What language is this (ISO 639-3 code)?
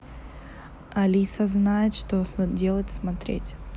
rus